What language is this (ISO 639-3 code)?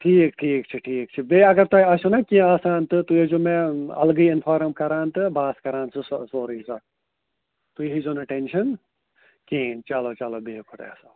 kas